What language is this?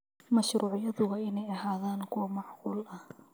Somali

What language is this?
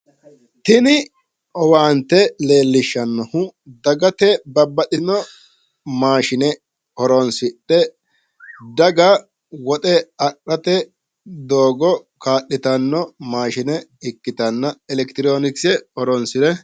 Sidamo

